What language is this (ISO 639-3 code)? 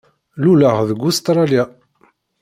kab